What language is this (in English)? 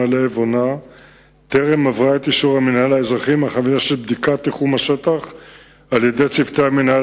Hebrew